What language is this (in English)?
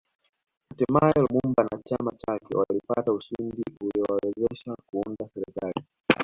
Swahili